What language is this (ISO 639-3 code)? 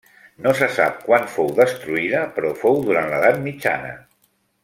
cat